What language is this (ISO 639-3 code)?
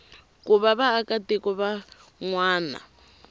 tso